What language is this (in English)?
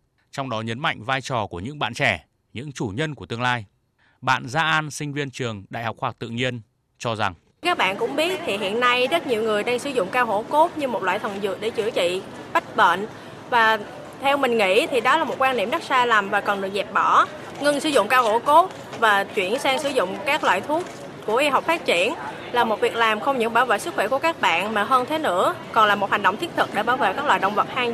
Vietnamese